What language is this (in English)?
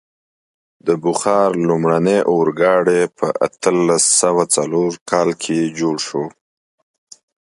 Pashto